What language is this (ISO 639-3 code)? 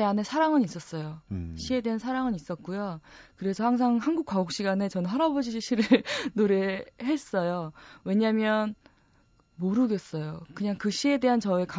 kor